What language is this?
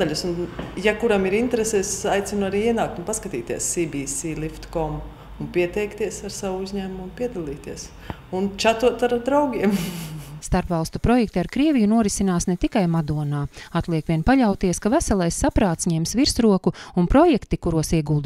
Latvian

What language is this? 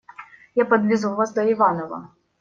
Russian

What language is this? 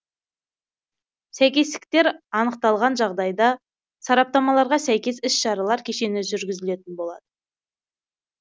Kazakh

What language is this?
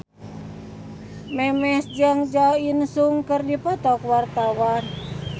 Sundanese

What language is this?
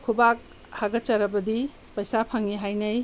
Manipuri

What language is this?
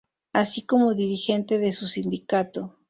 Spanish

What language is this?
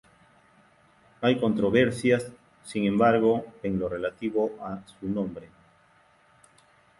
Spanish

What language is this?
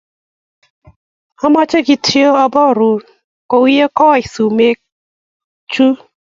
Kalenjin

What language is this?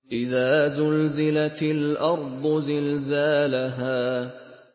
Arabic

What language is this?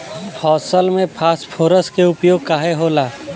Bhojpuri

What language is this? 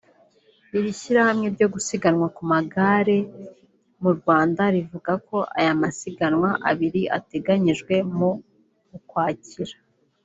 Kinyarwanda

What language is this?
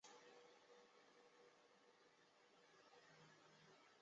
Chinese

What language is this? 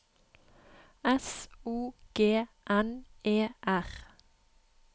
Norwegian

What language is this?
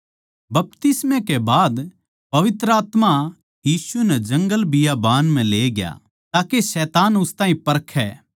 Haryanvi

